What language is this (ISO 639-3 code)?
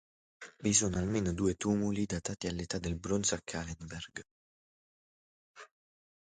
ita